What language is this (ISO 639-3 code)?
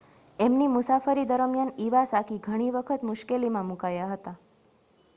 guj